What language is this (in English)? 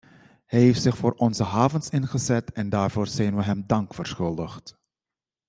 Dutch